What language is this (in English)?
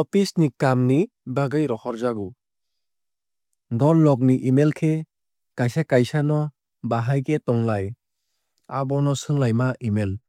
Kok Borok